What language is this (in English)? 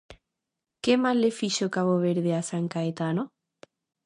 Galician